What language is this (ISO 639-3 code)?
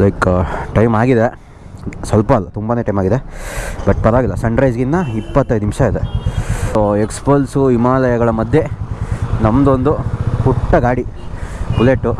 kan